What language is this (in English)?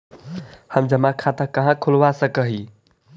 Magahi